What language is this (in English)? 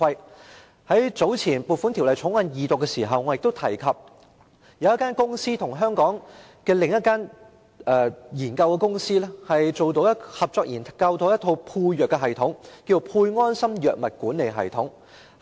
Cantonese